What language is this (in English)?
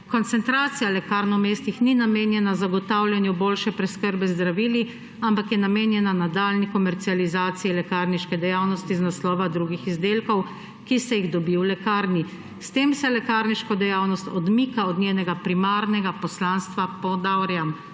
Slovenian